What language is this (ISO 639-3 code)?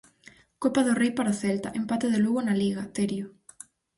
glg